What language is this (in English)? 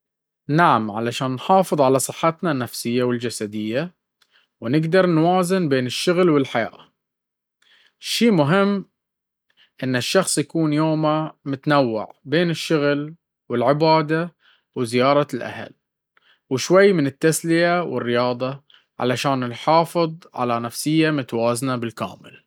Baharna Arabic